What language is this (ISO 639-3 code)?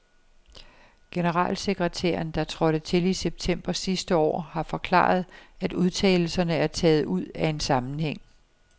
dan